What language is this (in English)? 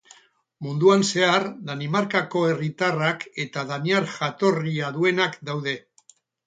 Basque